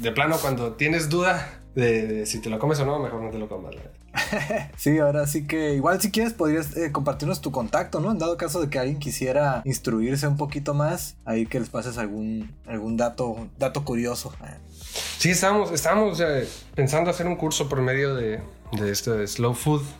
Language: Spanish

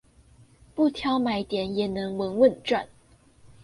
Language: Chinese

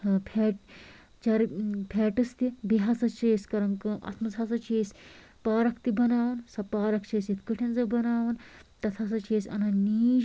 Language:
Kashmiri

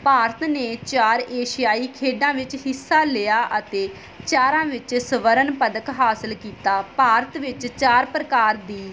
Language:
Punjabi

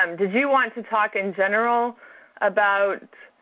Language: English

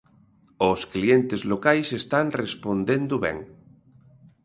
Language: Galician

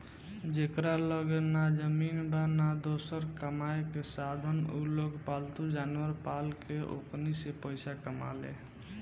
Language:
Bhojpuri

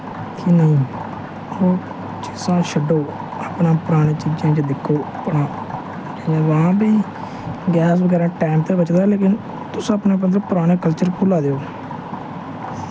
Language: Dogri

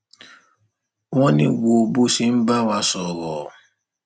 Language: Yoruba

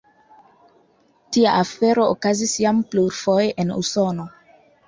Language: Esperanto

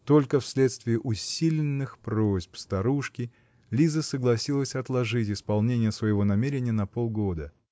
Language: Russian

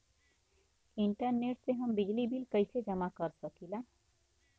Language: Bhojpuri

